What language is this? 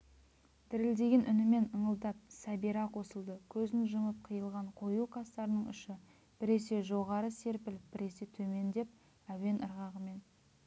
Kazakh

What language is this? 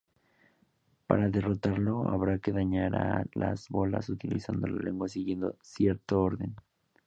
Spanish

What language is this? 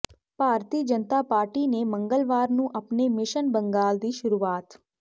Punjabi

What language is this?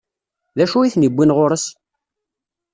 Kabyle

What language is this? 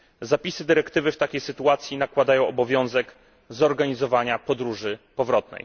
Polish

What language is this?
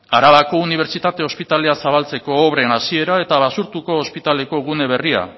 Basque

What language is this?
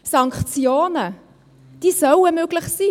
Swiss German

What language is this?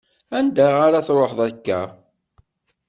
Kabyle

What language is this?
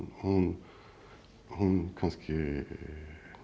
Icelandic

